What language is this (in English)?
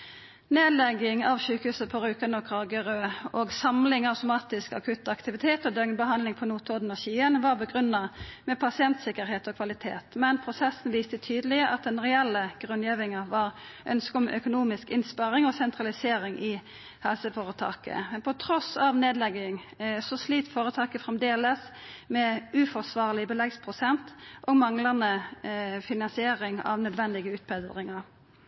Norwegian Nynorsk